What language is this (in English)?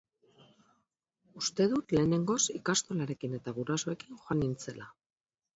Basque